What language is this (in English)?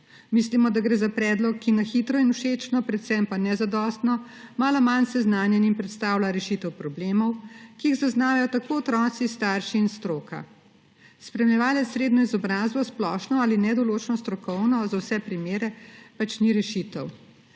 Slovenian